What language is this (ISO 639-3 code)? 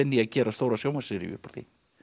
isl